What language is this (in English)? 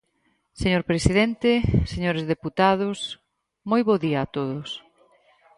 Galician